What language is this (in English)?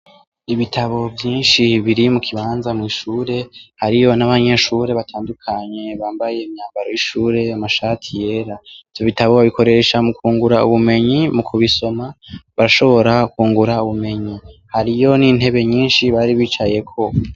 Rundi